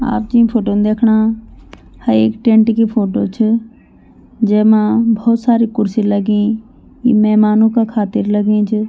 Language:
Garhwali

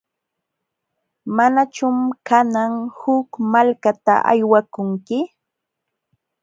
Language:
Jauja Wanca Quechua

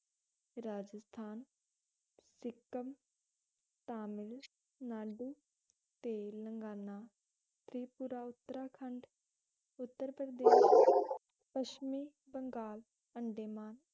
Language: Punjabi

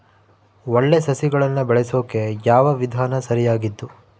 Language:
Kannada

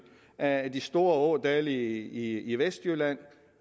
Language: Danish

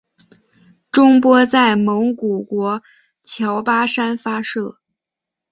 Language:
Chinese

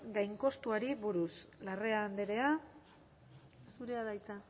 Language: Basque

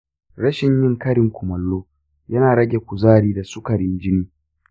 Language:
Hausa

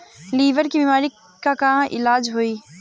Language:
Bhojpuri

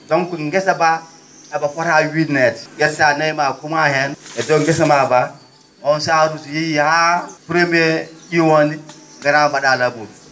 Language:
Fula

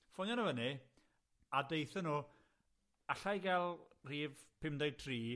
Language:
Welsh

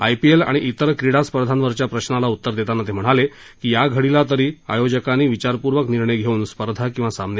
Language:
Marathi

